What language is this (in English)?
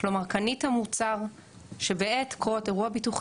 Hebrew